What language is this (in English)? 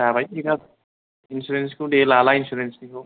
Bodo